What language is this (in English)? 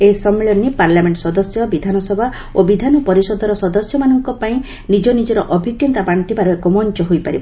Odia